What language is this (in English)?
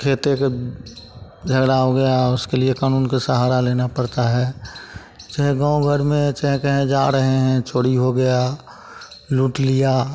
Hindi